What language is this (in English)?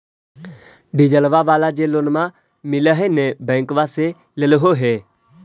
Magahi